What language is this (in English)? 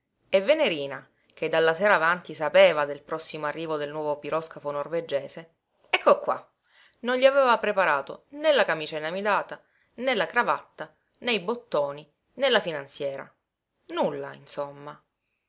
Italian